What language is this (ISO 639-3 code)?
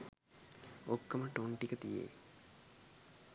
sin